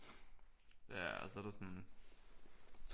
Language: Danish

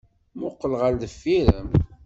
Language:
Kabyle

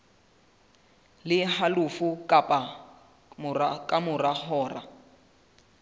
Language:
Southern Sotho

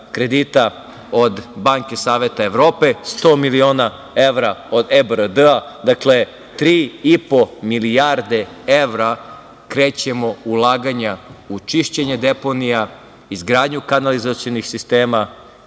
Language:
Serbian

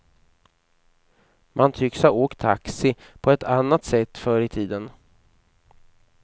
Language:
Swedish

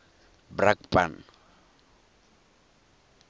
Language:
Tswana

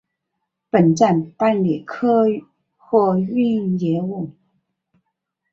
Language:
Chinese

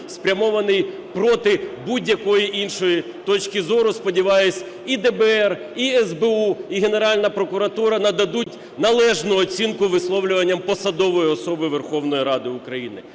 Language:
Ukrainian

